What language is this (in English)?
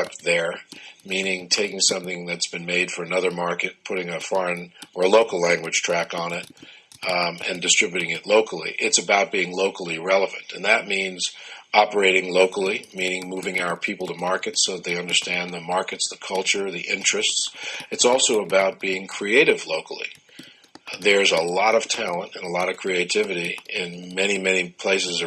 English